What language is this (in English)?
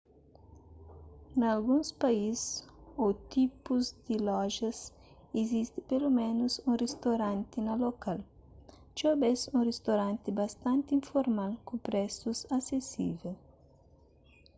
Kabuverdianu